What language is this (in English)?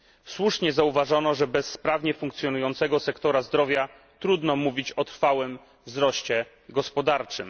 Polish